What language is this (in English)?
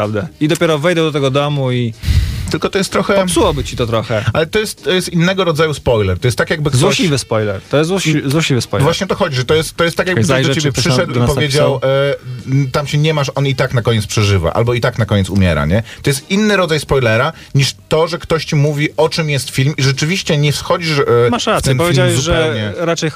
Polish